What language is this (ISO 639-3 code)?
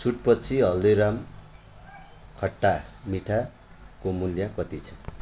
nep